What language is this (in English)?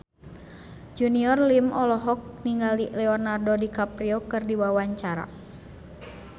Sundanese